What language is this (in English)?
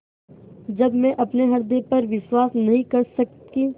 Hindi